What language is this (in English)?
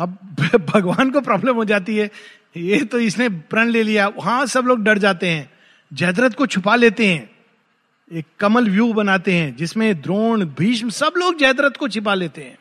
Hindi